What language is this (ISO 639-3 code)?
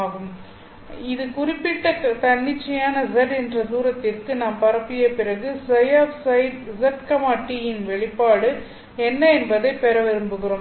tam